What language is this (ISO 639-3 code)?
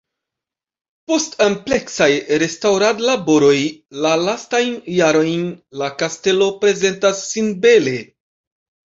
epo